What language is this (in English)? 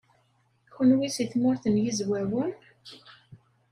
Kabyle